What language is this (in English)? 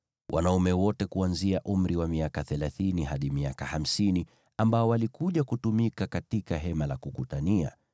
Swahili